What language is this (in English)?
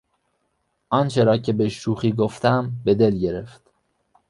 Persian